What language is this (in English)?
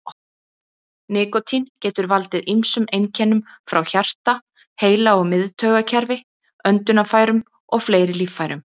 Icelandic